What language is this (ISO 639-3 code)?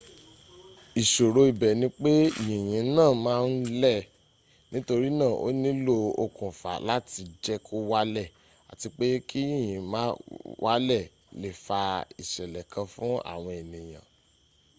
yor